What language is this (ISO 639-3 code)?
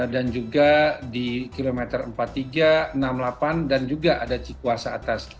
ind